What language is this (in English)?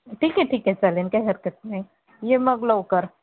Marathi